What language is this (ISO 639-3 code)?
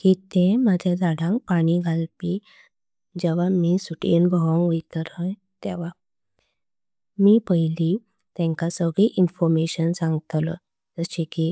kok